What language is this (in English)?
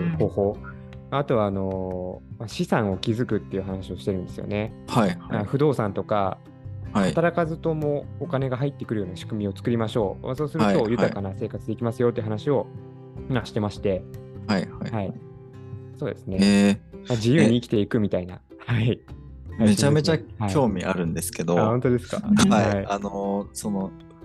Japanese